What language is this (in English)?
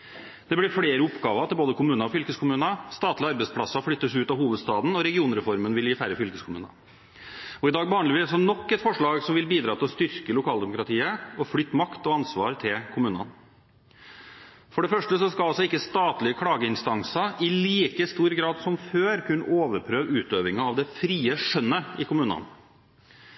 Norwegian Bokmål